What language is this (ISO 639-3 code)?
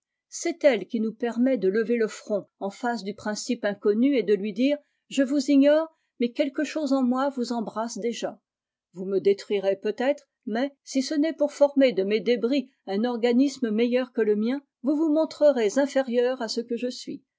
fra